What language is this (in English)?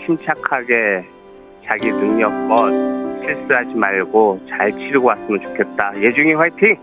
Korean